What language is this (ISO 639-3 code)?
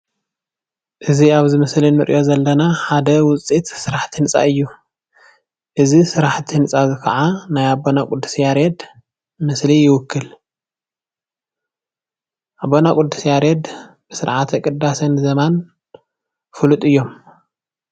tir